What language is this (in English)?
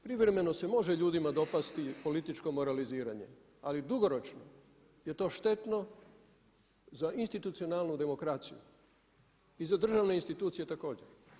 Croatian